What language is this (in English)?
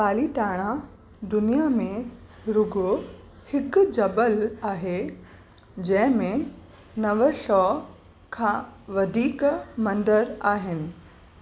Sindhi